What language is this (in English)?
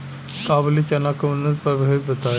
Bhojpuri